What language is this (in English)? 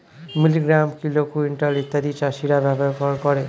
Bangla